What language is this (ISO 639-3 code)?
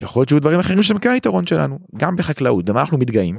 heb